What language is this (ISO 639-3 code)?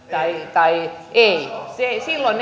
fin